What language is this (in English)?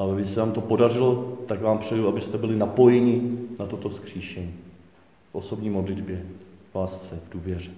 Czech